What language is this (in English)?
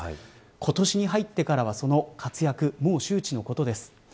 Japanese